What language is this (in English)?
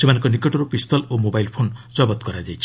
Odia